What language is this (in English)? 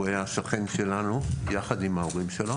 Hebrew